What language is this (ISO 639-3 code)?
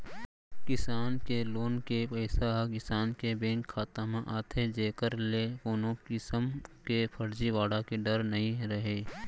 hne